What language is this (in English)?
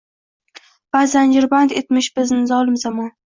Uzbek